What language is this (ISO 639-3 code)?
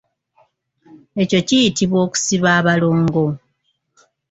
lug